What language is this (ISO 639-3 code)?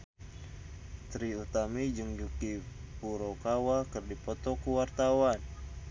sun